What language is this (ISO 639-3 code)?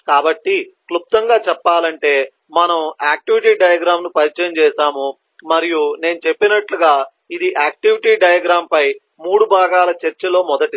tel